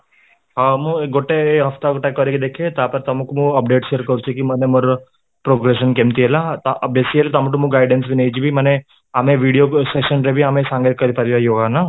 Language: Odia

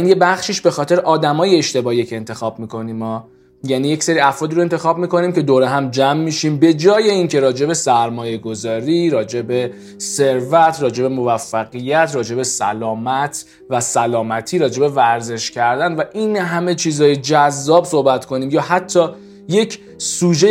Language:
Persian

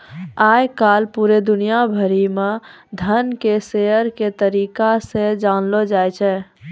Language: Maithili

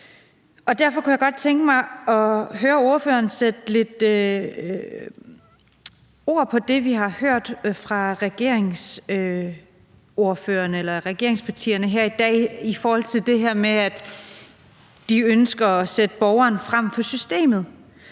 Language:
Danish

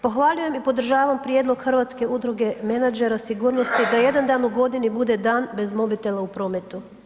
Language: Croatian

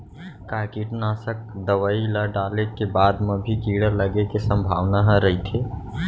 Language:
Chhattisgarhi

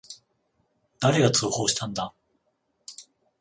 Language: Japanese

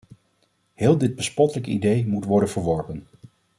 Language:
Dutch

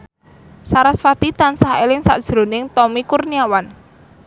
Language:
Javanese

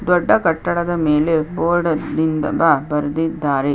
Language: Kannada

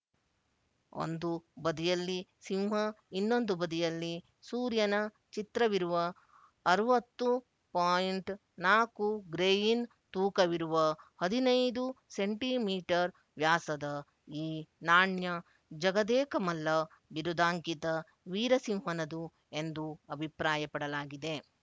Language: Kannada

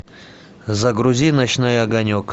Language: Russian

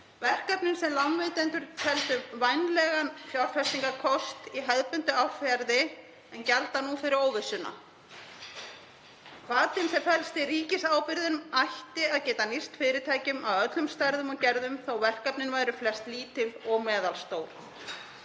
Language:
Icelandic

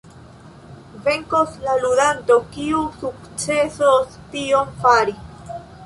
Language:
Esperanto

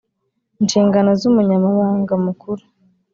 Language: Kinyarwanda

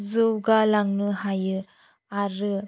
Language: Bodo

